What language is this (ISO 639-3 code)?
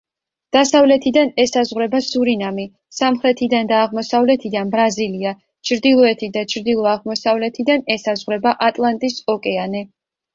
kat